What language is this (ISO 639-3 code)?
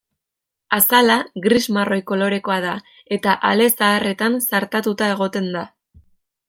eus